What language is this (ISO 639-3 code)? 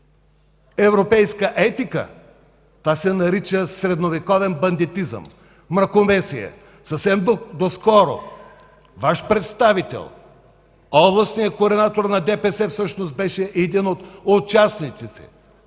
bul